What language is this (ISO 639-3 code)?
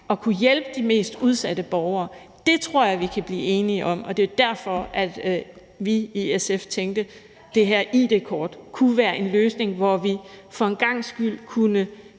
dan